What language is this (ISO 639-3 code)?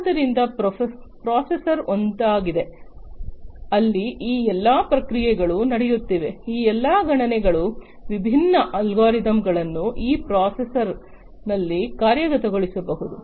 kan